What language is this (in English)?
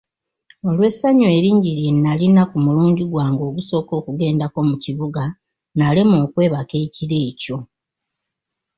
Ganda